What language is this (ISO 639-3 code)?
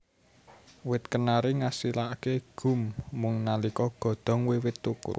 jav